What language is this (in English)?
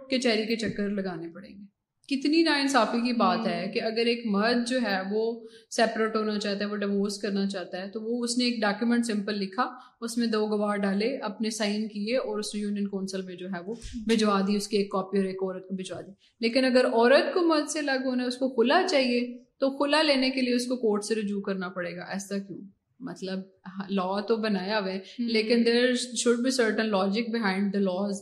Urdu